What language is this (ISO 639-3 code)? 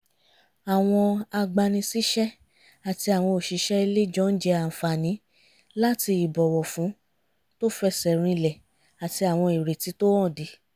yor